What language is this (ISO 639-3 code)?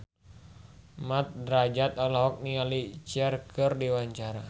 sun